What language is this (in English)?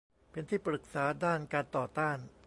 Thai